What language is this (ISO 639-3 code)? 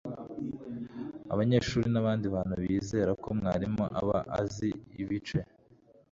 kin